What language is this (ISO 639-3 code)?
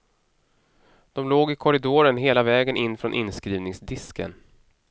swe